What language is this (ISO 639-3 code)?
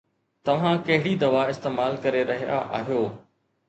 snd